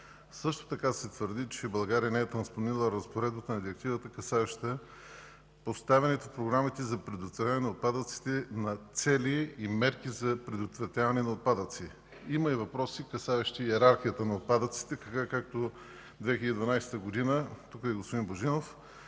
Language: Bulgarian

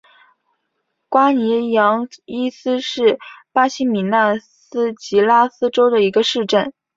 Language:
Chinese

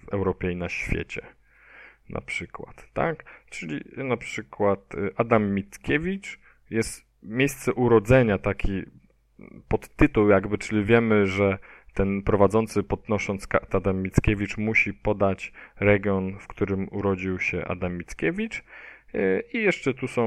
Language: Polish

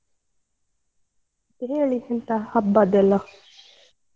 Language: Kannada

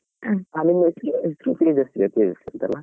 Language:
Kannada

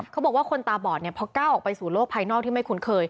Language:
Thai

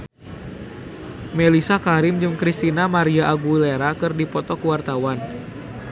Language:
Sundanese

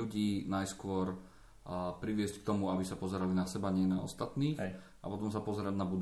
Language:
Slovak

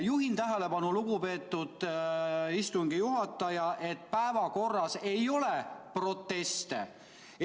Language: Estonian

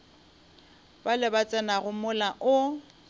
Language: Northern Sotho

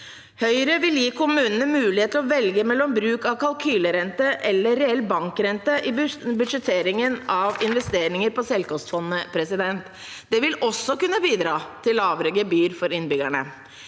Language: Norwegian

